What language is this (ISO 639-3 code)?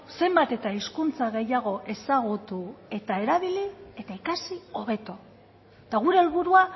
eus